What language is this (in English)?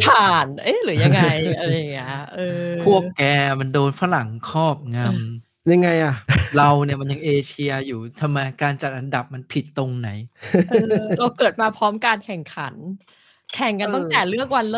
Thai